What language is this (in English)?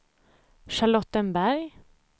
Swedish